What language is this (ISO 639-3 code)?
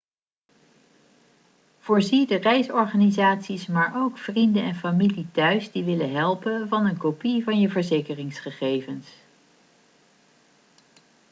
nld